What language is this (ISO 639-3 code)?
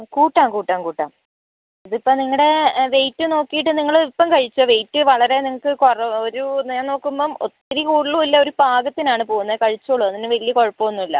mal